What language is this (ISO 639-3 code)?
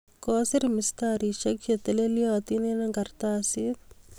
kln